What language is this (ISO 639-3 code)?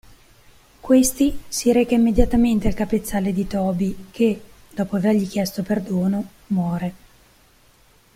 ita